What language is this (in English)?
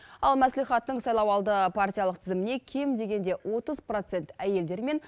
Kazakh